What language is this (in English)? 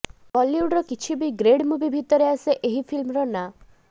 Odia